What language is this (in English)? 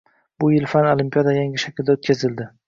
Uzbek